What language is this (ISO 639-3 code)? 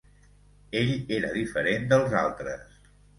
cat